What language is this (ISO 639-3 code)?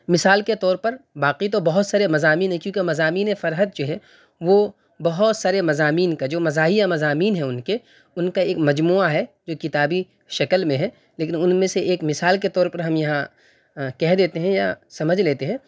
urd